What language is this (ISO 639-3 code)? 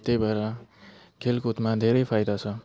nep